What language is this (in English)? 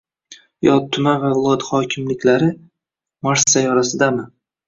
Uzbek